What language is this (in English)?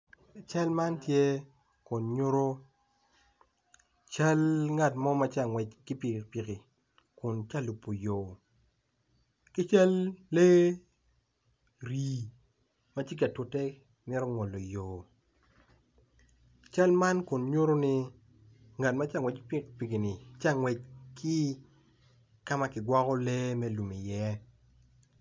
Acoli